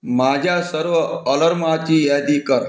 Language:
Marathi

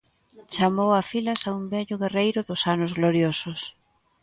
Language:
Galician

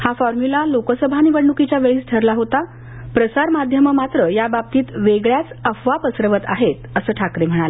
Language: Marathi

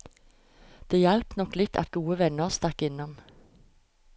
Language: Norwegian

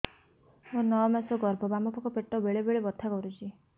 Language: Odia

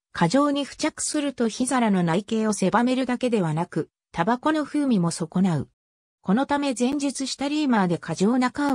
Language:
Japanese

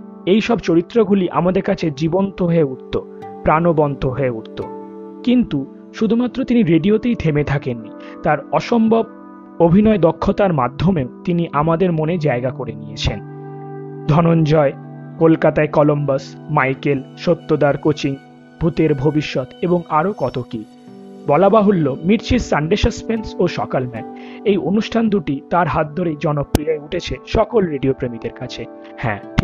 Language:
Bangla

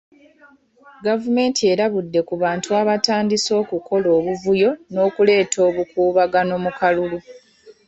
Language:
Ganda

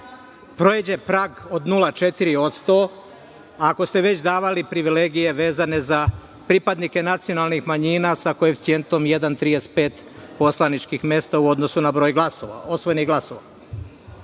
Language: Serbian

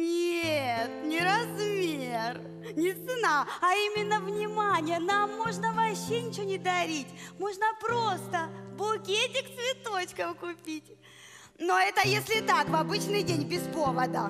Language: Russian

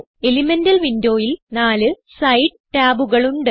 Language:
Malayalam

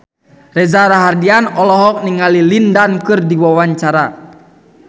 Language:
Sundanese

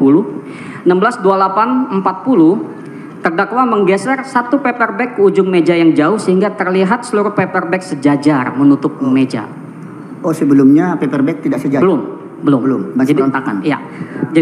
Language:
Indonesian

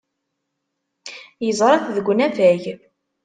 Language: Kabyle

